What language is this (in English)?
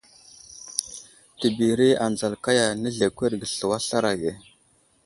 Wuzlam